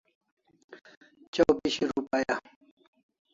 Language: Kalasha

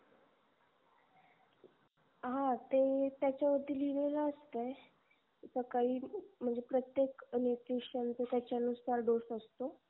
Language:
Marathi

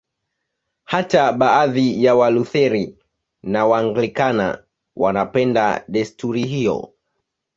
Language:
Swahili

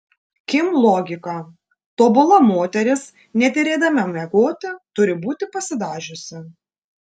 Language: Lithuanian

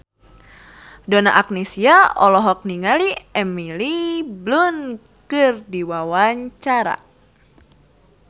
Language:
Sundanese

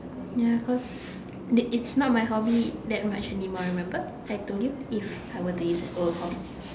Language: English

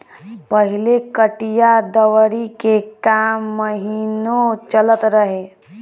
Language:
Bhojpuri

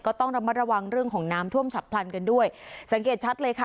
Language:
Thai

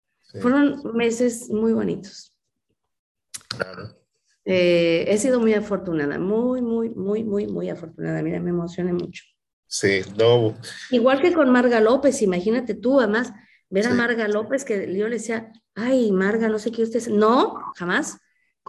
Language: Spanish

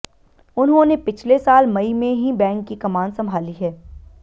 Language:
Hindi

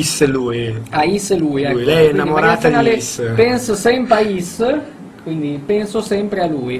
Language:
Italian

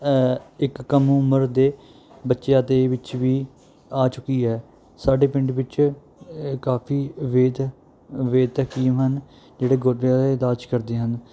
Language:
Punjabi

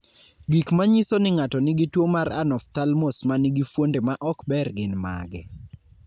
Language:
Luo (Kenya and Tanzania)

